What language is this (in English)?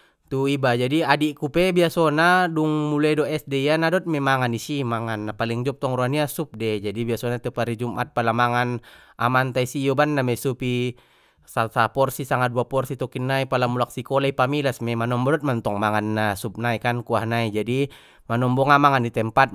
Batak Mandailing